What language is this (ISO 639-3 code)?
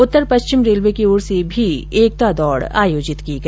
hin